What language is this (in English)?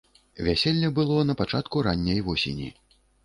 Belarusian